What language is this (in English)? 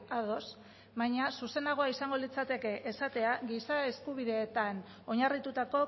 Basque